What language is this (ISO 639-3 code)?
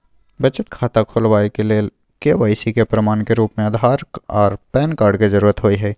mai